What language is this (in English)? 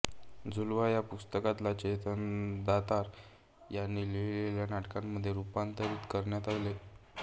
Marathi